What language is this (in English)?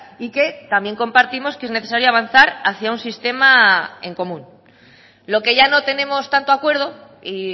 Spanish